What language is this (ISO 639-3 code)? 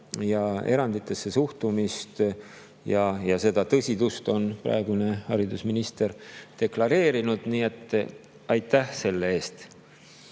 est